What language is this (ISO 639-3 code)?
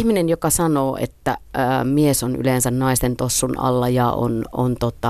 fin